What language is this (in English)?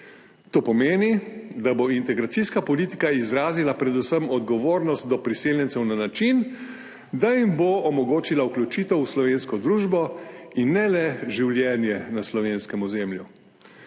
Slovenian